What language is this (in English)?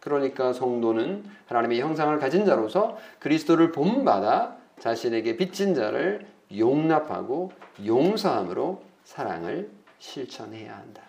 Korean